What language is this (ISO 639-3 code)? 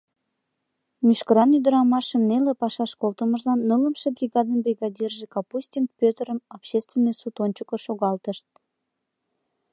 chm